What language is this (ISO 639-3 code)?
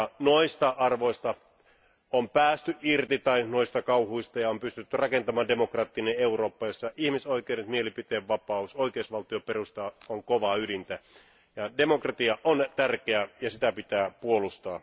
fin